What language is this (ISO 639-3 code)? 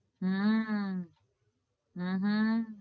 guj